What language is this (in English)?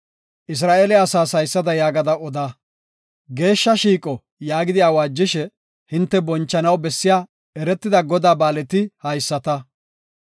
Gofa